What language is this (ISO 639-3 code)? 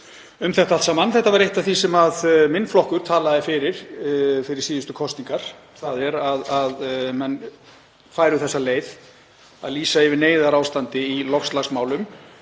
isl